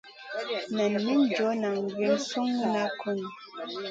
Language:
Masana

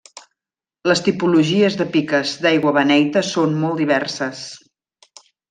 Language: Catalan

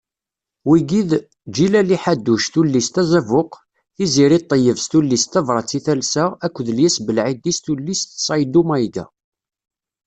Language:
Kabyle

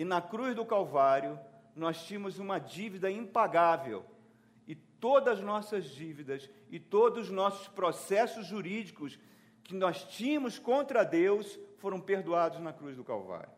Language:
Portuguese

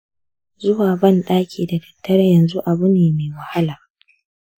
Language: Hausa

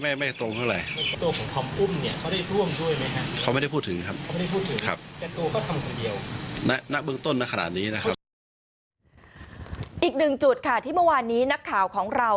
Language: Thai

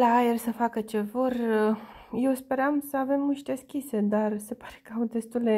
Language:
Romanian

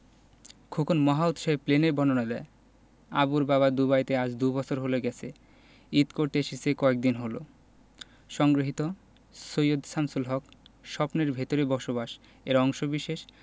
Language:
Bangla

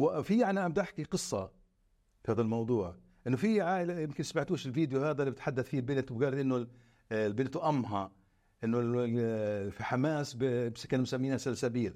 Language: Arabic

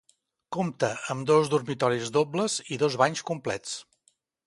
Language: Catalan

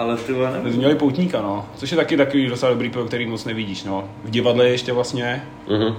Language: Czech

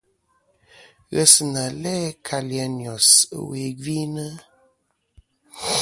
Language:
Kom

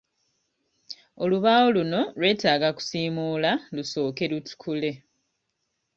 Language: Ganda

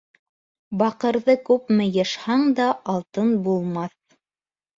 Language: Bashkir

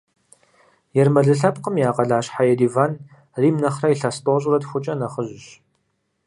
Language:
Kabardian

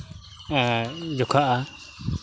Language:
Santali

